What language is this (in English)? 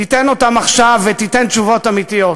Hebrew